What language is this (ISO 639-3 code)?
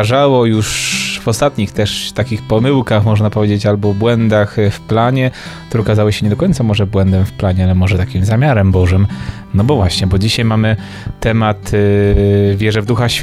pol